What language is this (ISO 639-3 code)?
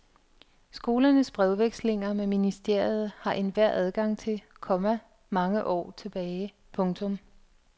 dan